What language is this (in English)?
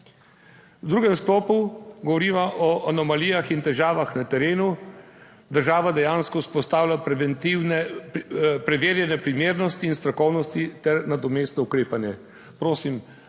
Slovenian